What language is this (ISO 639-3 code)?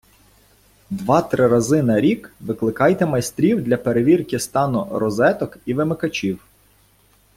ukr